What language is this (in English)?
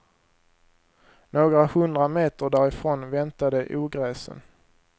Swedish